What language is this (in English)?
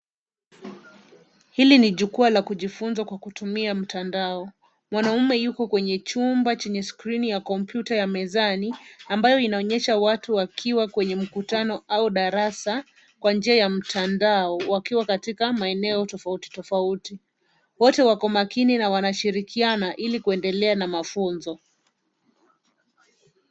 Swahili